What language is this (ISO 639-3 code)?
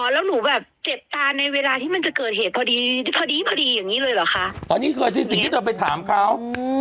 tha